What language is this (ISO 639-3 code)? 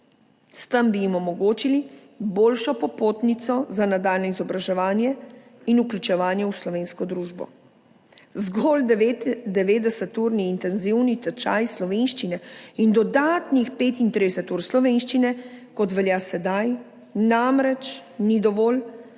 slv